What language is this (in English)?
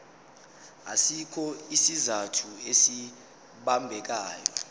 Zulu